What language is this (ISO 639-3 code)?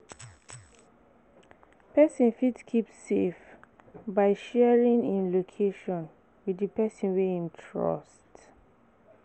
pcm